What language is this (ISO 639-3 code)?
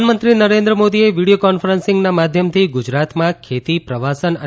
guj